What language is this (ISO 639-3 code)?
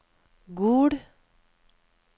nor